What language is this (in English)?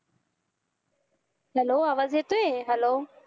Marathi